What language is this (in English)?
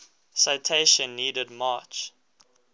English